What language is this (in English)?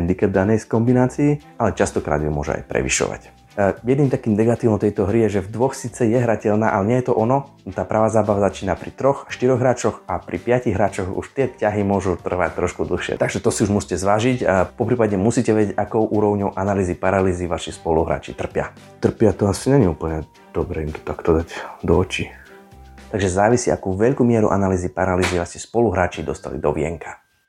Slovak